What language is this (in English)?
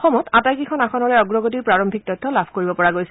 Assamese